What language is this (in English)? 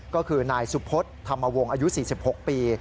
Thai